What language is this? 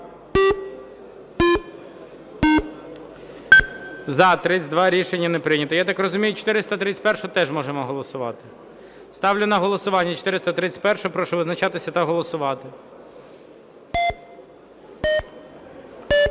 Ukrainian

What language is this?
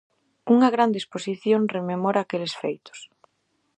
Galician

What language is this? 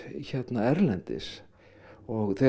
Icelandic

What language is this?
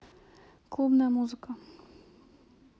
Russian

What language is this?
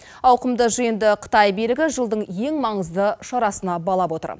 Kazakh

